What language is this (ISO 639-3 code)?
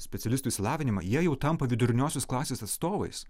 lit